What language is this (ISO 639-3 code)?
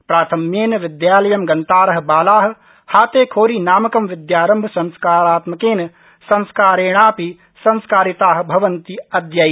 san